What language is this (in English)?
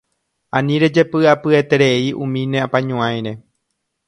Guarani